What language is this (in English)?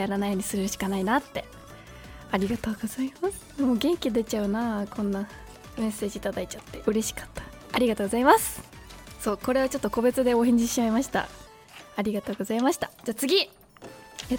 Japanese